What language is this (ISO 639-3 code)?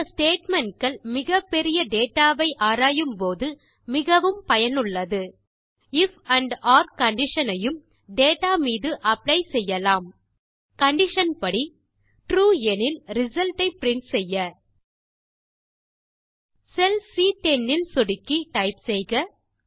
tam